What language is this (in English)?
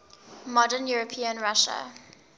English